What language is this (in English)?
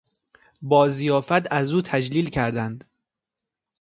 Persian